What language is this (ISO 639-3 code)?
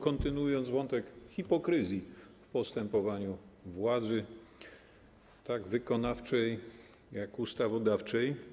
pol